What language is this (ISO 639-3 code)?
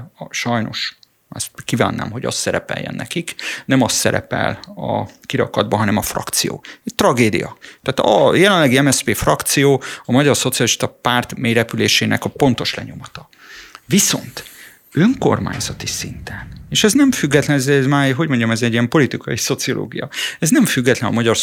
hun